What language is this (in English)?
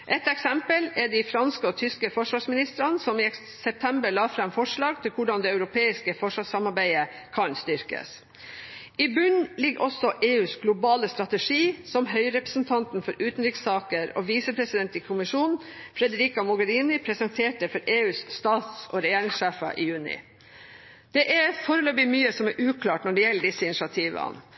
Norwegian Bokmål